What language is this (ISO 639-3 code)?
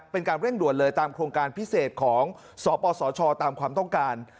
tha